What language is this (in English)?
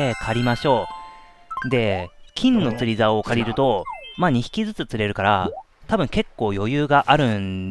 Japanese